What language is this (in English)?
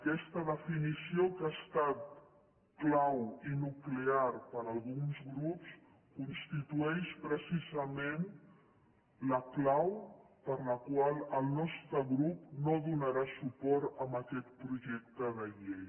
Catalan